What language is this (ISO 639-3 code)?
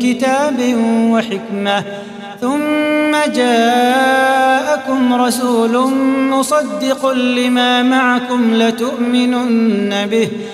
ara